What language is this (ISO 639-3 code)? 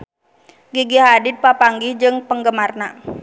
sun